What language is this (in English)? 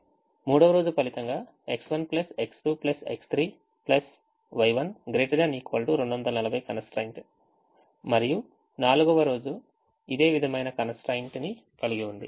Telugu